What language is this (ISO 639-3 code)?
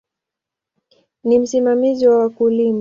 swa